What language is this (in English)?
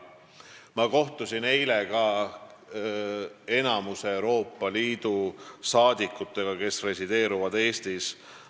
Estonian